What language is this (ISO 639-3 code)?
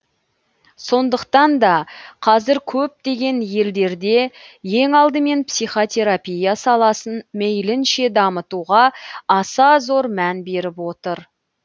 kaz